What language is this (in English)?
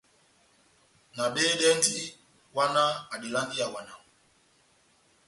Batanga